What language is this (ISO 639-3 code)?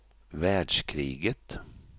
swe